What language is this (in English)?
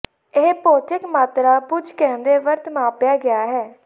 Punjabi